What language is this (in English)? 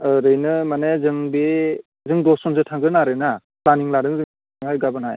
Bodo